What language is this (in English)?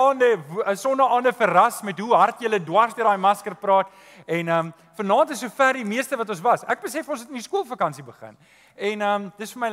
Dutch